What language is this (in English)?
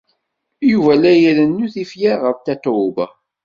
Kabyle